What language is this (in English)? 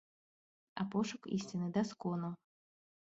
Belarusian